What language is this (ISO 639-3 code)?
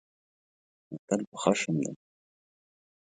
pus